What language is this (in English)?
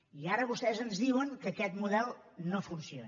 Catalan